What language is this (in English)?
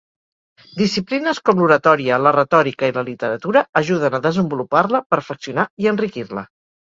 Catalan